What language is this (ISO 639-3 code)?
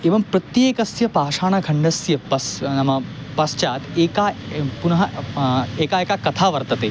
san